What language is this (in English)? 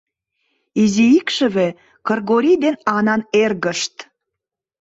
Mari